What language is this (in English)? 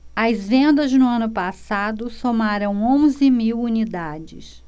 Portuguese